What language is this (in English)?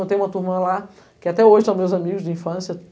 Portuguese